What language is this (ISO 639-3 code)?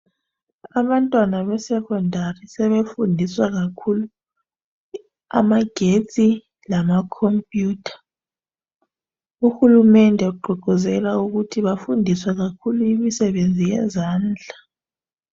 nde